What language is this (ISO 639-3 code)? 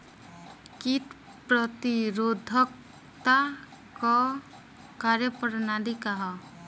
bho